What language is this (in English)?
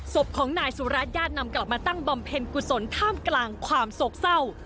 Thai